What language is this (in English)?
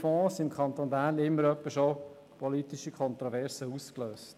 Swiss German